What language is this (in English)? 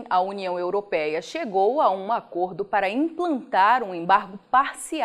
Portuguese